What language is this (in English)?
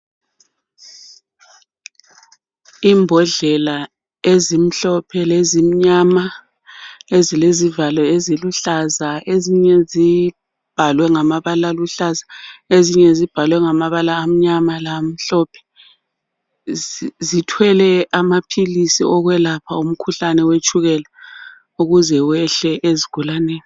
North Ndebele